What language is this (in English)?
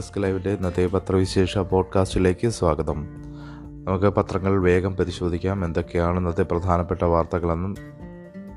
Malayalam